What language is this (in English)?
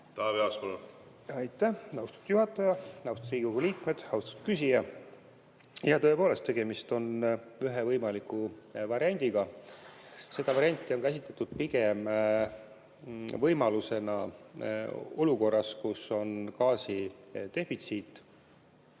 Estonian